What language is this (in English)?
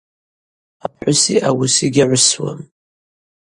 Abaza